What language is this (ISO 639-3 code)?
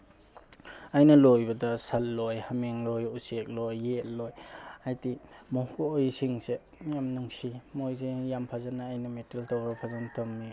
mni